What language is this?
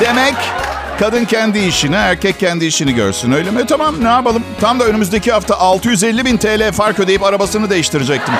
Turkish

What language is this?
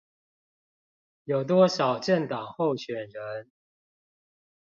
Chinese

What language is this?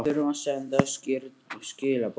Icelandic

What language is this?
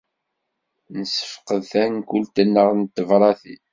Kabyle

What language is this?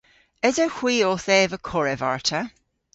Cornish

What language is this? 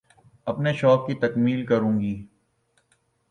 Urdu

